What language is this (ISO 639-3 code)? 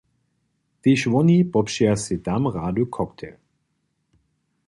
hsb